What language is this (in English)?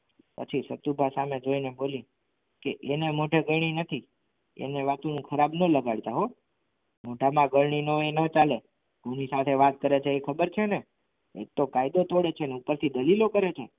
Gujarati